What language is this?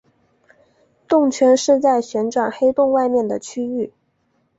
Chinese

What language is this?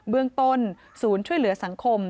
Thai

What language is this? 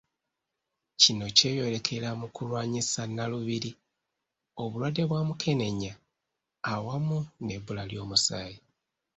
Ganda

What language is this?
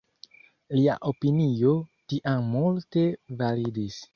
Esperanto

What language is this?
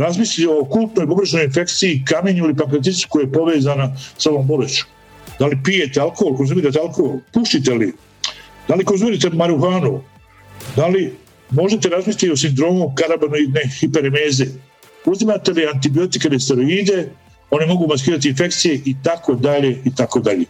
Croatian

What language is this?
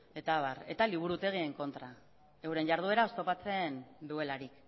Basque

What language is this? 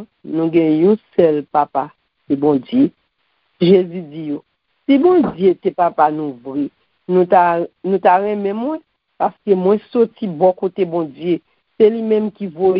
French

